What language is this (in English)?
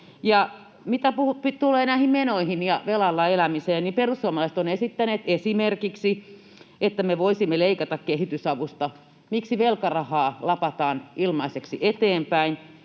Finnish